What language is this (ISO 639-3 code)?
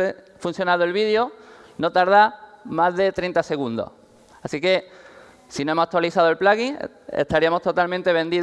spa